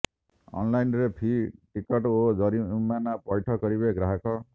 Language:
Odia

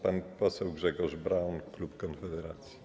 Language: Polish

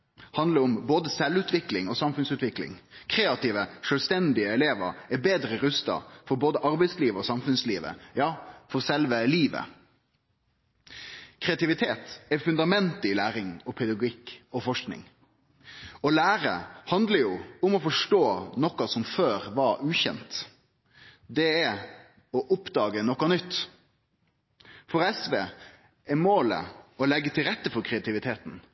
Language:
Norwegian Nynorsk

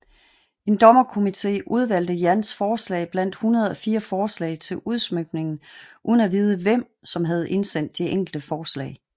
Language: Danish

